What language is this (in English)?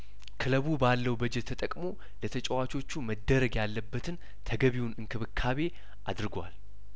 Amharic